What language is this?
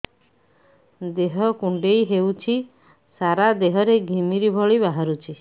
Odia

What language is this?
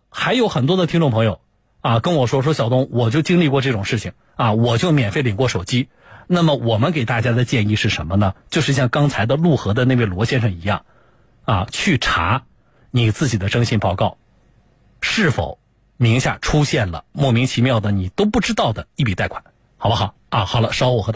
Chinese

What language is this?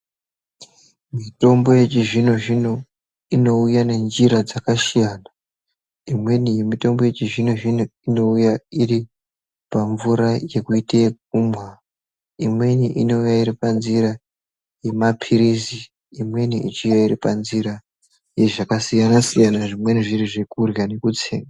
Ndau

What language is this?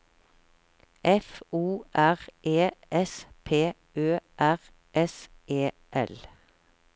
Norwegian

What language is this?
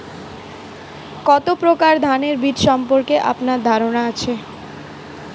Bangla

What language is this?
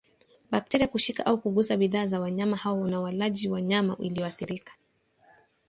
Swahili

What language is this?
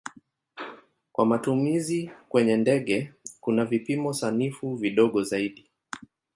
Swahili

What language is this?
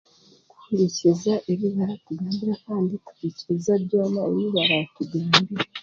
Chiga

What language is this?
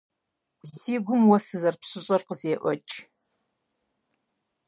Kabardian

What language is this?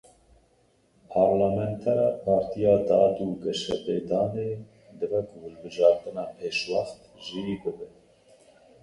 Kurdish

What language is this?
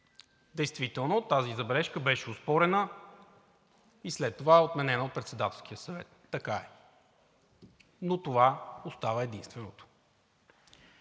Bulgarian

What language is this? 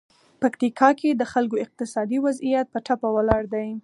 Pashto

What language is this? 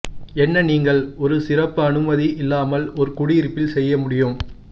Tamil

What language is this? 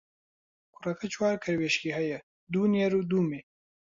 Central Kurdish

